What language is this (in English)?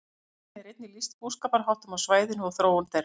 Icelandic